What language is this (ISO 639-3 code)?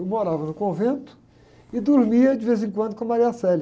por